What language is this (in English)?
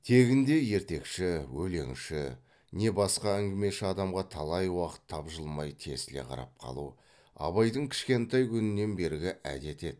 Kazakh